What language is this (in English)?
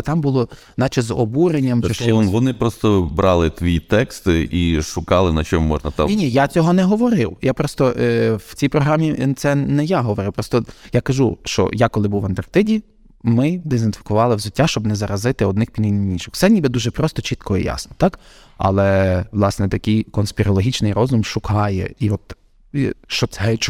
Ukrainian